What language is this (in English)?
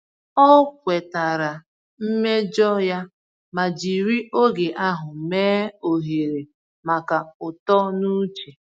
Igbo